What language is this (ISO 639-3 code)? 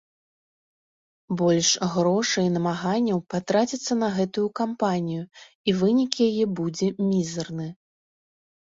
bel